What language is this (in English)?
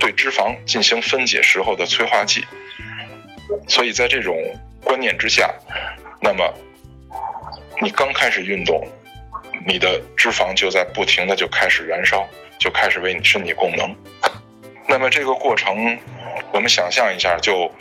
Chinese